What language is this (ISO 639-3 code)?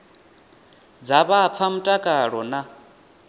ven